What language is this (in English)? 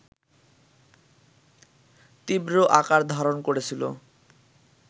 Bangla